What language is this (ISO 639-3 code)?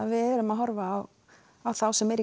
isl